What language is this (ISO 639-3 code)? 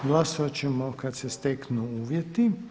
hrv